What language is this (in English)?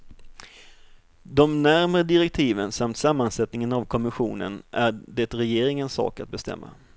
Swedish